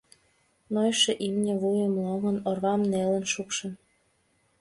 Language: Mari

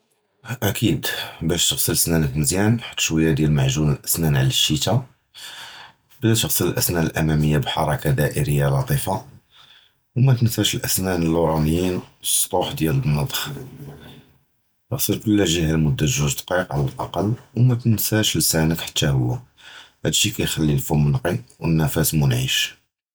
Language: Judeo-Arabic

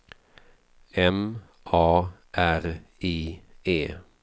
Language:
Swedish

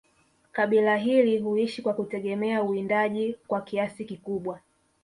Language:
Swahili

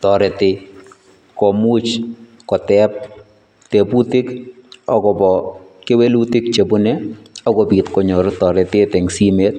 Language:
Kalenjin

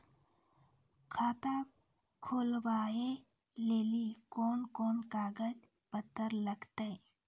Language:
Maithili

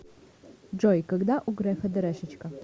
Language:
Russian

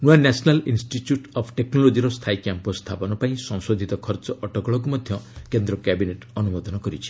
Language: Odia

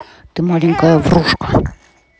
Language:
Russian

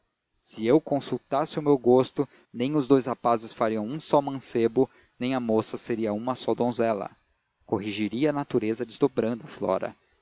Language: Portuguese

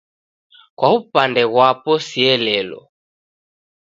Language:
Taita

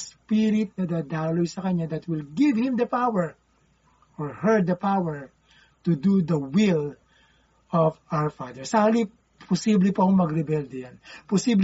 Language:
Filipino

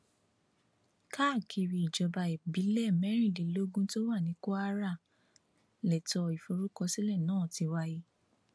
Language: Yoruba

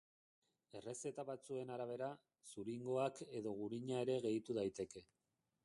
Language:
Basque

